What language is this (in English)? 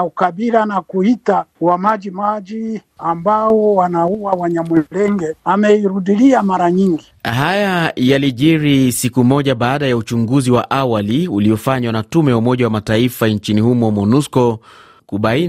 Swahili